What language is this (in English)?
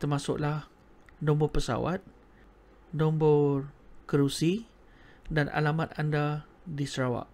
Malay